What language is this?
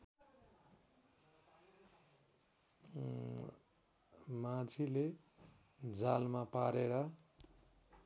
Nepali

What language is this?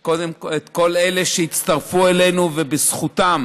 Hebrew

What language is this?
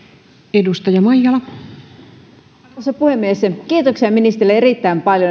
Finnish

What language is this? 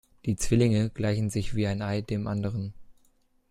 German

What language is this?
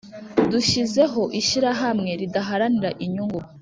Kinyarwanda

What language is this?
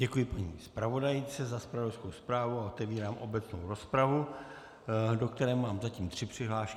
Czech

